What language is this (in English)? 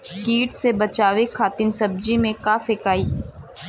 Bhojpuri